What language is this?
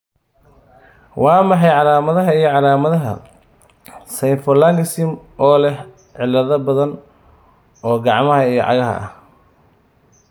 Somali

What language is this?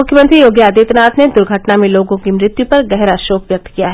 Hindi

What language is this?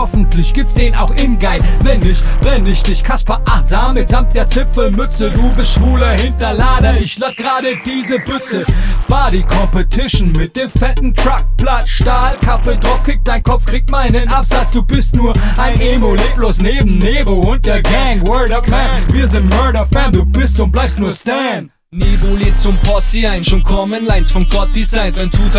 German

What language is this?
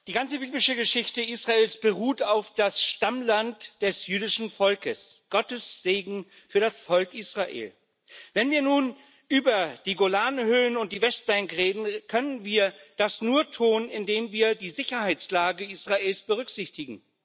German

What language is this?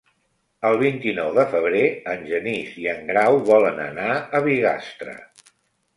Catalan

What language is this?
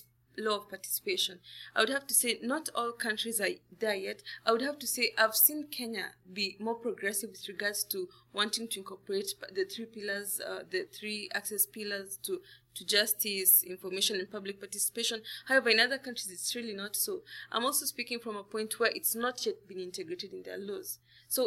English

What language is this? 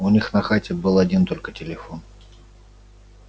Russian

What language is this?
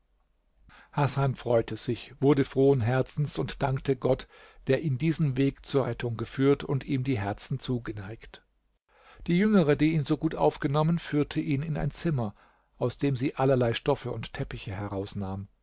German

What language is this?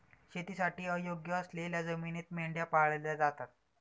Marathi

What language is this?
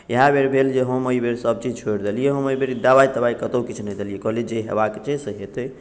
Maithili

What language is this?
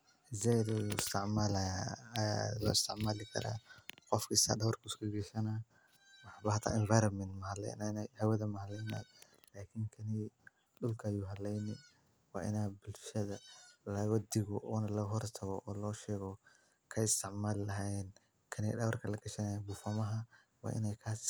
Somali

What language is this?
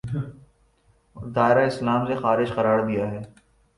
Urdu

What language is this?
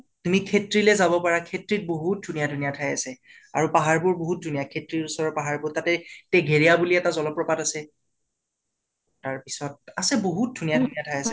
Assamese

